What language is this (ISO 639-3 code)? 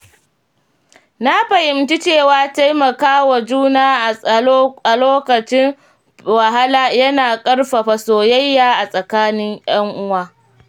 hau